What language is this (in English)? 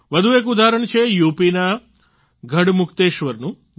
Gujarati